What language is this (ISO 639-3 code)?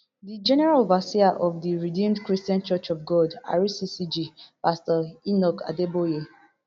pcm